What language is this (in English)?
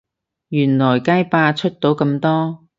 Cantonese